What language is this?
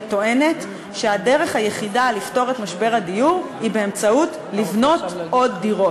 Hebrew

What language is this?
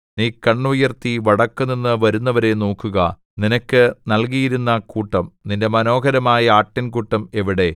Malayalam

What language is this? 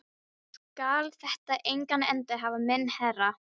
Icelandic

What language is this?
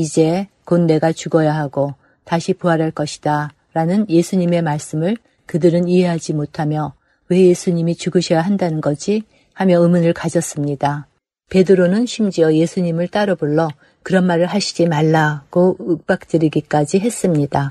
Korean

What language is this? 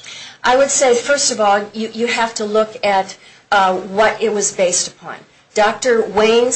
English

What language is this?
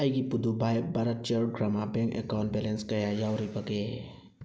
Manipuri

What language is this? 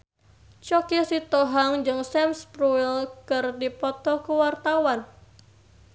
Sundanese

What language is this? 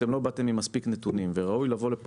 Hebrew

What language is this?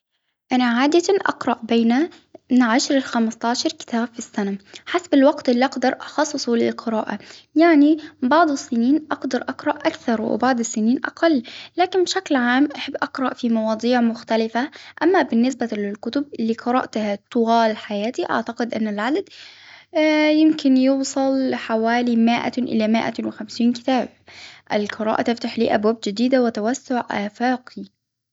Hijazi Arabic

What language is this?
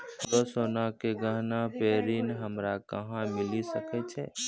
Maithili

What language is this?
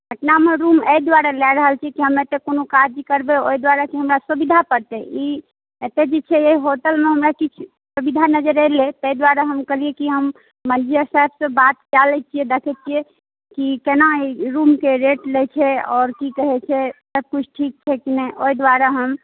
Maithili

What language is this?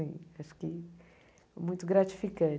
Portuguese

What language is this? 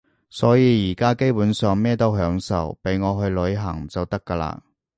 Cantonese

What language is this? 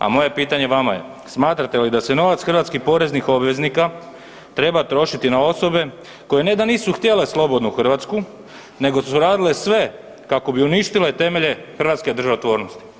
Croatian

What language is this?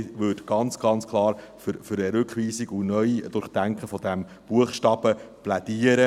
Swiss German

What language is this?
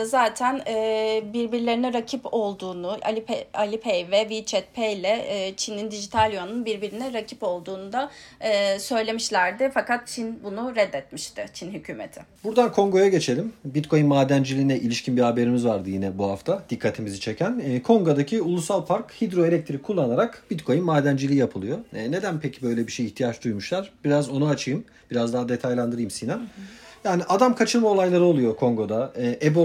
Turkish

